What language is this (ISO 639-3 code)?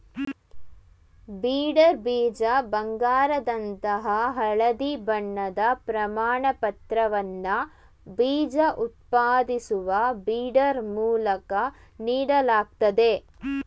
kan